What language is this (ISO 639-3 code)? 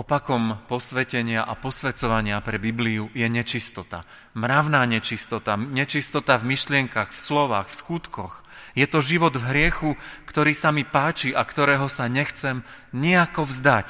slk